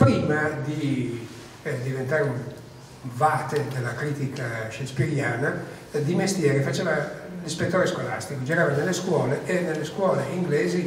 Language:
Italian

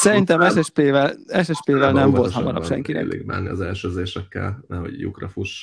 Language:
Hungarian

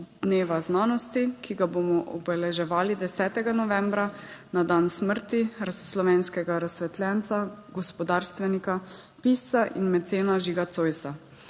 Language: Slovenian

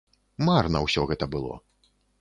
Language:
Belarusian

